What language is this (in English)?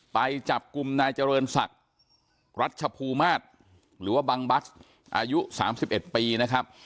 Thai